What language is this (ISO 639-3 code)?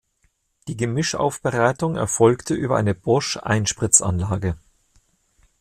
deu